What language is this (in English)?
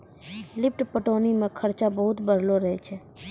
Maithili